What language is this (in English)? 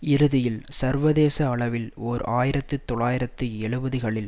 Tamil